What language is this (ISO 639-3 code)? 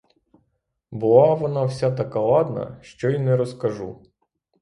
ukr